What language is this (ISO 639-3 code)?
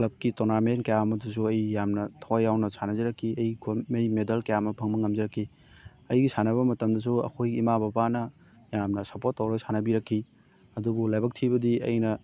mni